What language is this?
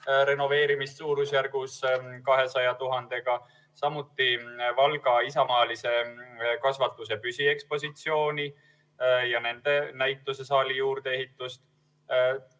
Estonian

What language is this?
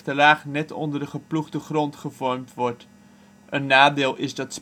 Dutch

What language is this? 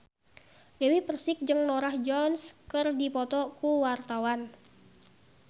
Sundanese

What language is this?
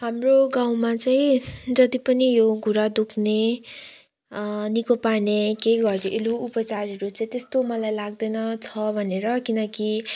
Nepali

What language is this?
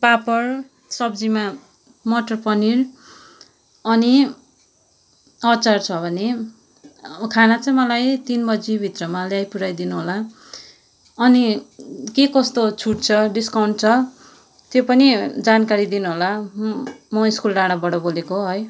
Nepali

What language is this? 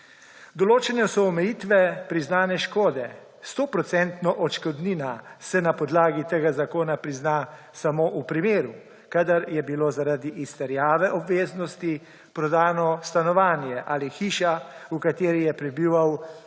Slovenian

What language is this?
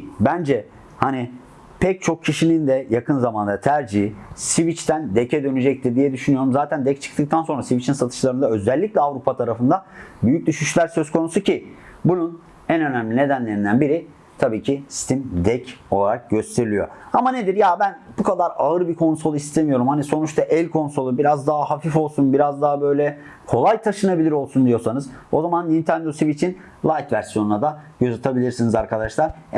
Turkish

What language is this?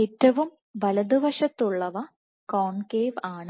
Malayalam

